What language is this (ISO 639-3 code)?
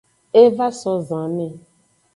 ajg